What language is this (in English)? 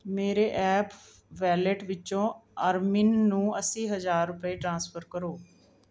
Punjabi